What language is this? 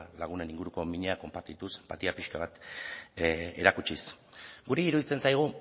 Basque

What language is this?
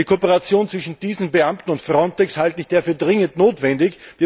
German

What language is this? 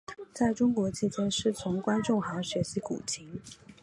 Chinese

